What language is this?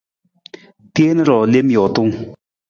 Nawdm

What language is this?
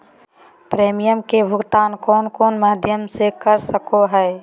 Magahi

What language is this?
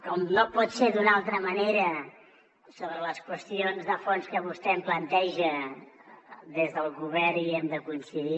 Catalan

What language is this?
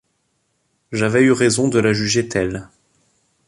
French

